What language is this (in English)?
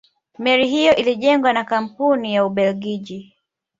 Swahili